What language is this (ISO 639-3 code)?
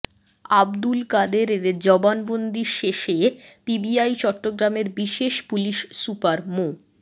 ben